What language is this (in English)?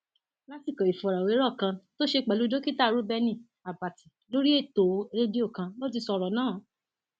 Yoruba